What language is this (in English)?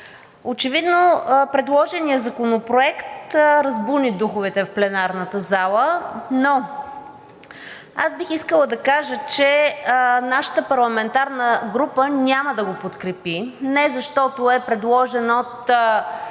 Bulgarian